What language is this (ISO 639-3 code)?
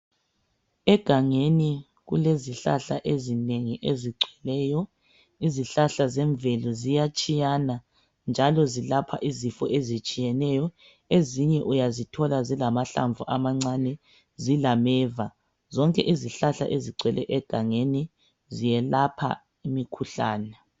nde